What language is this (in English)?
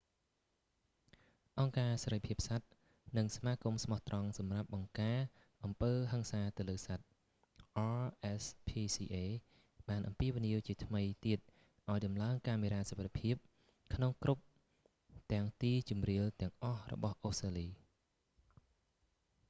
Khmer